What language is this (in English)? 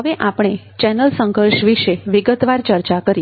Gujarati